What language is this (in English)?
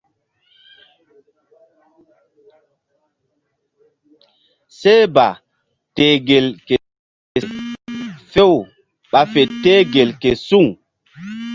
Mbum